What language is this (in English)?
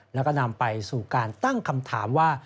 Thai